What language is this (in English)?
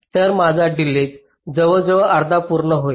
Marathi